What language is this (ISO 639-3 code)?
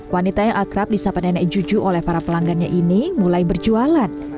ind